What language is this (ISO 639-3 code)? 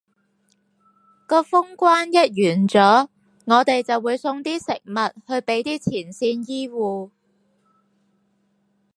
yue